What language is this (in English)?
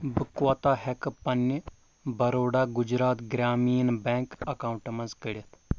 Kashmiri